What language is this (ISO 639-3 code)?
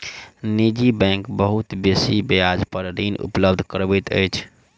mai